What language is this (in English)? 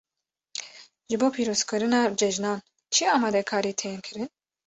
Kurdish